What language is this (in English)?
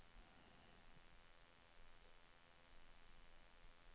Swedish